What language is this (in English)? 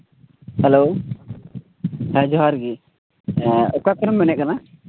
Santali